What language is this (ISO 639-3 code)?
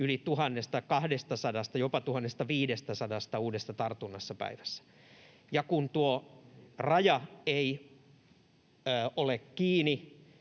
fin